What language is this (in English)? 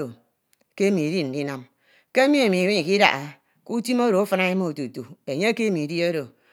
Ito